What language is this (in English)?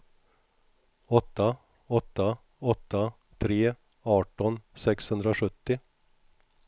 Swedish